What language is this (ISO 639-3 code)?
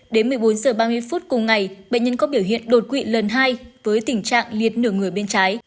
vie